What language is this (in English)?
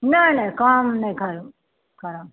Maithili